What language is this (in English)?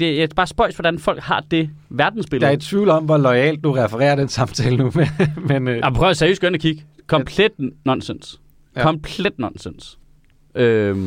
Danish